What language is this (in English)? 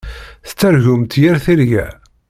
Kabyle